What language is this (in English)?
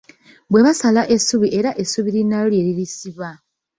Ganda